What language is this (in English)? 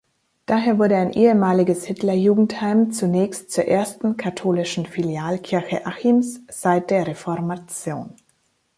German